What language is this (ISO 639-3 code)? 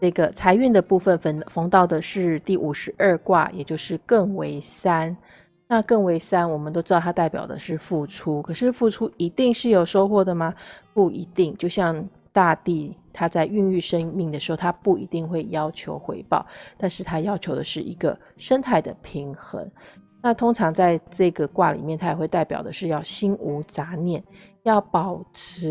zho